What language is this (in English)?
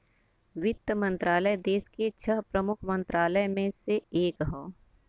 Bhojpuri